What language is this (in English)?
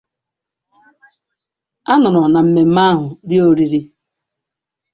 Igbo